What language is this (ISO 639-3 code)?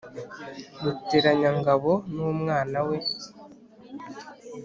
kin